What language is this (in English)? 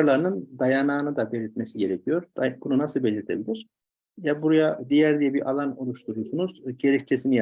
Turkish